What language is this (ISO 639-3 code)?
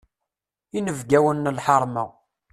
kab